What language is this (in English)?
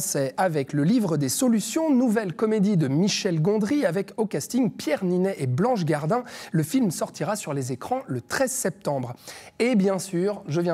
French